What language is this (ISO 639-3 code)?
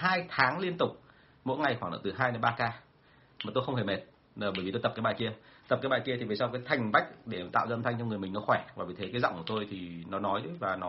vie